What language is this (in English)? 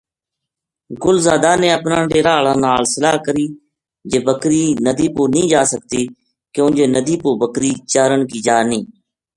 Gujari